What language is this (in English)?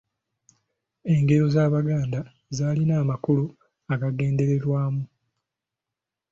Ganda